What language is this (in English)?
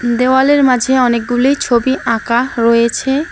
Bangla